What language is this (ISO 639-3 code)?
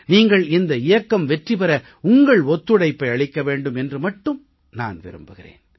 tam